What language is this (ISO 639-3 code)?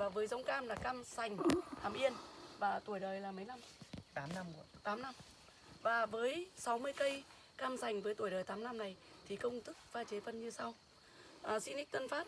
vie